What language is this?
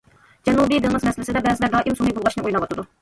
Uyghur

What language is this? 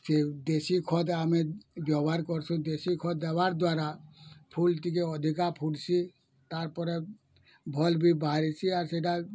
Odia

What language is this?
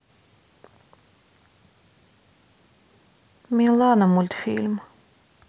Russian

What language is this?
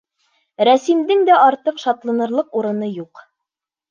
Bashkir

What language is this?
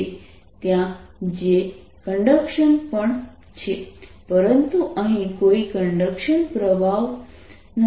Gujarati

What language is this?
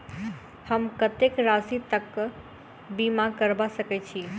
Maithili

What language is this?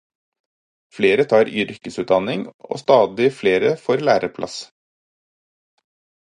Norwegian Bokmål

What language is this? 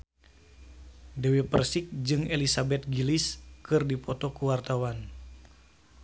Sundanese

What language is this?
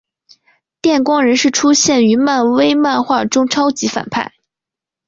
Chinese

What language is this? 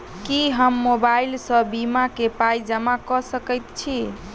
Maithili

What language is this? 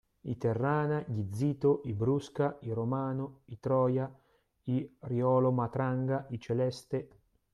Italian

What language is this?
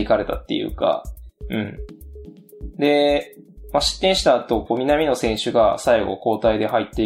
Japanese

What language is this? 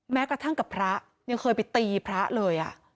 Thai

